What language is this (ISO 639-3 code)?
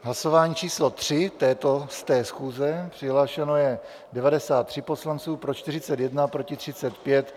ces